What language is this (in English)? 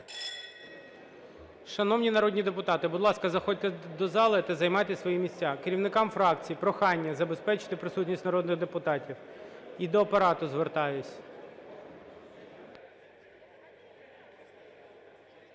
Ukrainian